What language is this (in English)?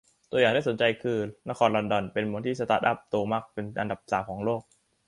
Thai